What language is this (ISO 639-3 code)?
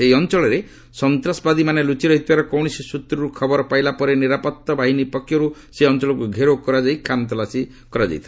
ori